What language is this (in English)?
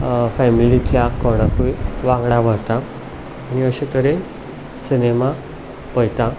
Konkani